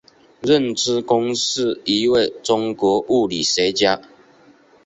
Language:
Chinese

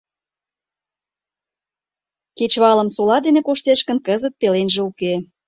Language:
Mari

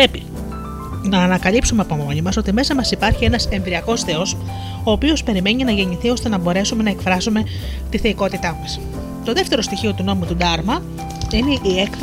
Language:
Greek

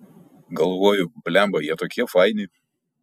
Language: Lithuanian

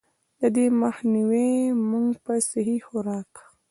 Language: Pashto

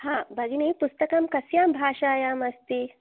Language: Sanskrit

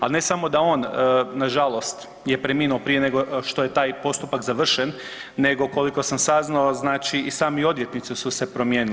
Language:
Croatian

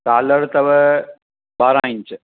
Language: Sindhi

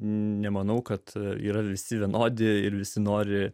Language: Lithuanian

